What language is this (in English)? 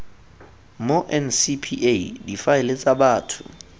Tswana